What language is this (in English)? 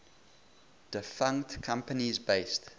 English